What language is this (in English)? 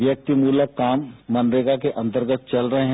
Hindi